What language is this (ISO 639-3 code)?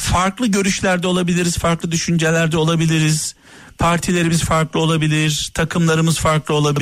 tur